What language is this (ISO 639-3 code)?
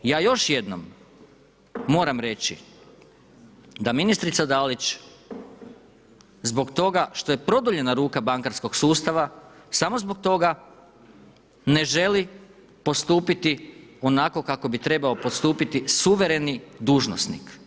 hrv